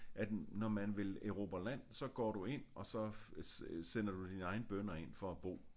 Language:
Danish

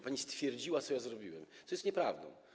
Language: Polish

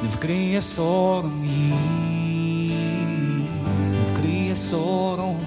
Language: Ukrainian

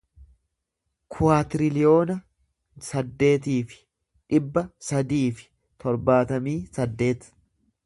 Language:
Oromo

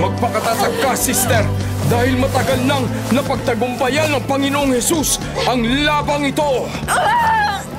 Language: Filipino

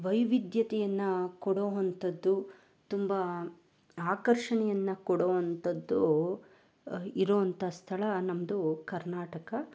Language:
Kannada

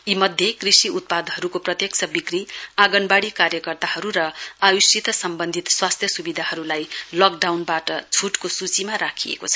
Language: Nepali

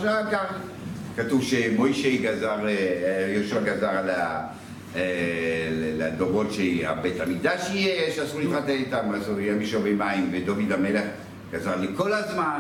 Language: Hebrew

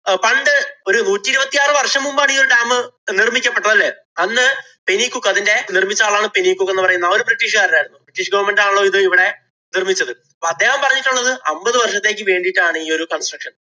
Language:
Malayalam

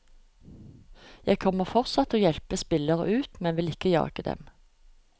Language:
Norwegian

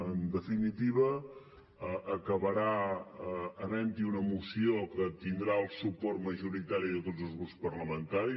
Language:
Catalan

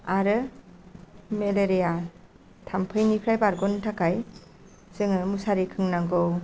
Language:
Bodo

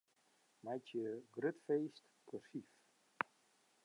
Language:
Western Frisian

